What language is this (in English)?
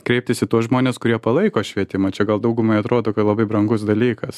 Lithuanian